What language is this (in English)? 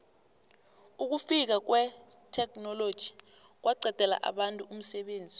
South Ndebele